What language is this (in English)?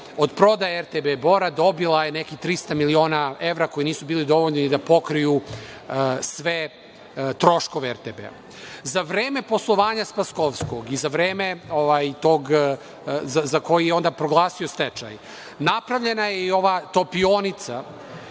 Serbian